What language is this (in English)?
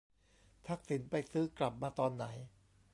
Thai